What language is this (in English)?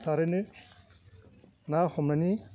Bodo